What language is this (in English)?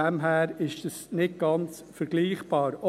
Swiss German